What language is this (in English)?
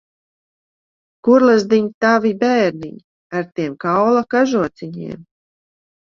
Latvian